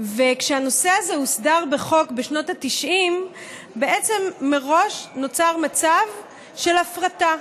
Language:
Hebrew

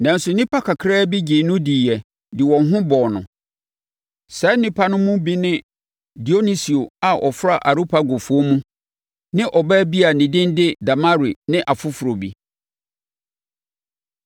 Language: Akan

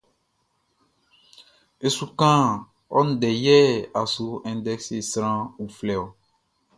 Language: Baoulé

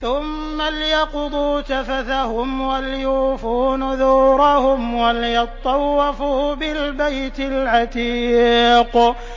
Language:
Arabic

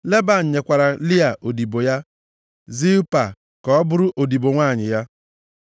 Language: Igbo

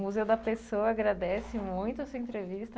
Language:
Portuguese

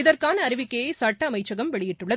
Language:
Tamil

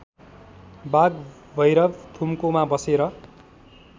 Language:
Nepali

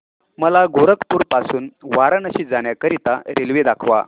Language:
Marathi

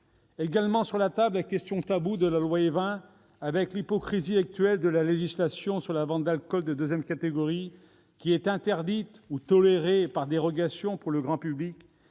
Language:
French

